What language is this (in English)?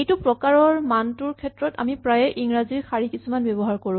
Assamese